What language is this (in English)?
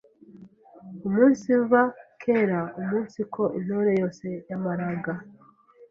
Kinyarwanda